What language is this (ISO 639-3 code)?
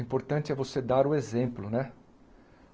por